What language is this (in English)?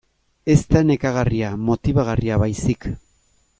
Basque